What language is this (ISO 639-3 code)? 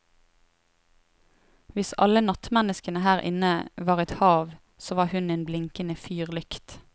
nor